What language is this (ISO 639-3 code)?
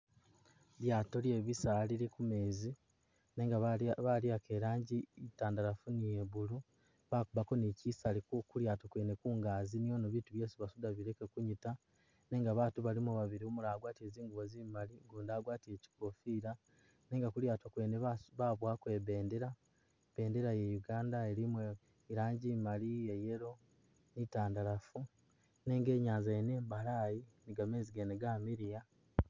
myx